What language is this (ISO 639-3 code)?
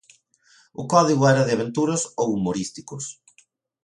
glg